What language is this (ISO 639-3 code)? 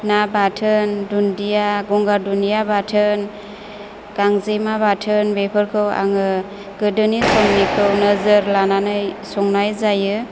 brx